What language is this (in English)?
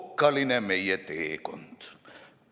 Estonian